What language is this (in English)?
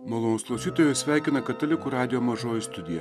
Lithuanian